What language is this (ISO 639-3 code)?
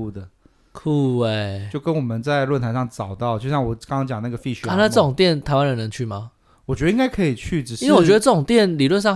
zho